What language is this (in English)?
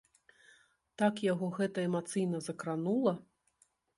Belarusian